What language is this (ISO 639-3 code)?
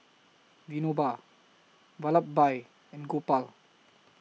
eng